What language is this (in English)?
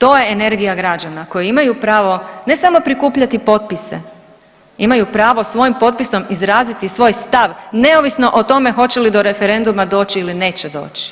Croatian